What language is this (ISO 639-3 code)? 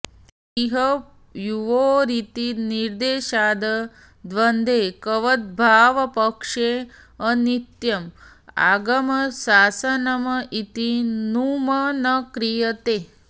san